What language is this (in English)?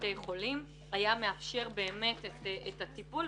Hebrew